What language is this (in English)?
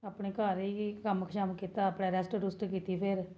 Dogri